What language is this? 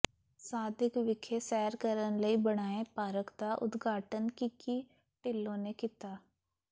Punjabi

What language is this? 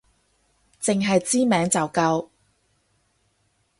Cantonese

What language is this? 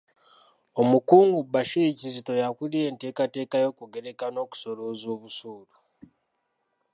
Ganda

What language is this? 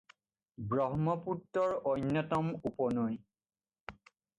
Assamese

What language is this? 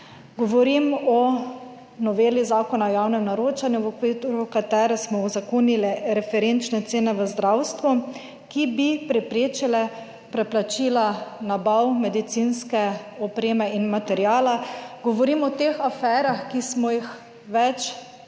Slovenian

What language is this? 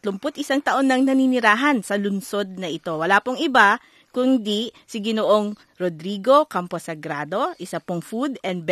Filipino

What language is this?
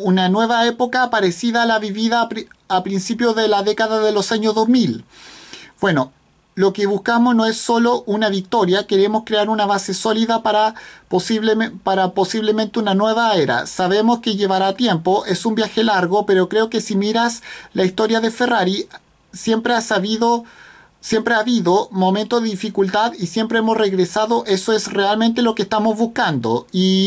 Spanish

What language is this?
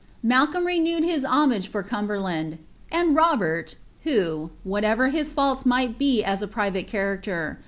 English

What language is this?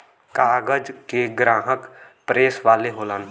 Bhojpuri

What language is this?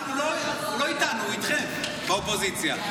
Hebrew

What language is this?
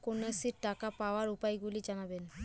Bangla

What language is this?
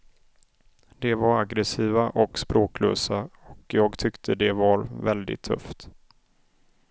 Swedish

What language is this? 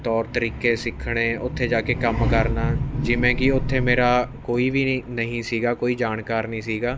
Punjabi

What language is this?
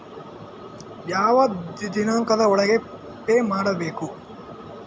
Kannada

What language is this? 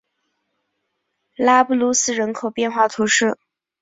Chinese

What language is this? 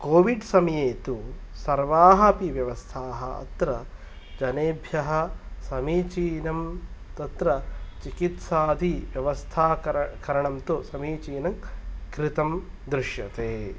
Sanskrit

